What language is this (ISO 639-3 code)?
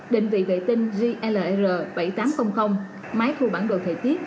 vie